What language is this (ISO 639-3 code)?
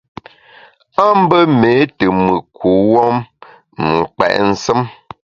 bax